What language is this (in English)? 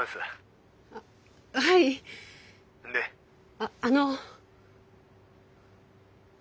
Japanese